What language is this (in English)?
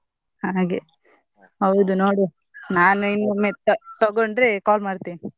Kannada